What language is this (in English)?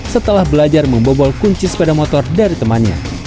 Indonesian